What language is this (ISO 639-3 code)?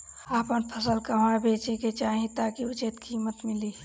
bho